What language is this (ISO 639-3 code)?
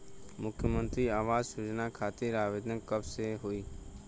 bho